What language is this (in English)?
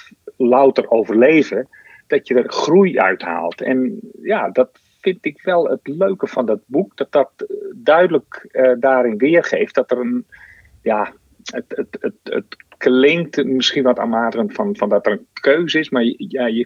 Dutch